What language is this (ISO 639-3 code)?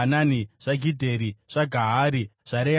sna